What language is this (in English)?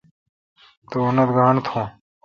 Kalkoti